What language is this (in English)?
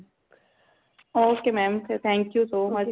Punjabi